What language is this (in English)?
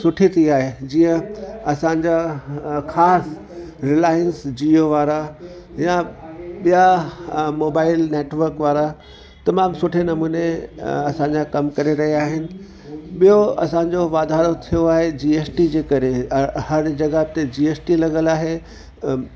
Sindhi